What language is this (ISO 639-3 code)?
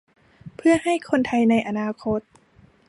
tha